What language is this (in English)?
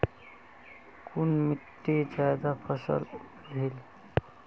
Magahi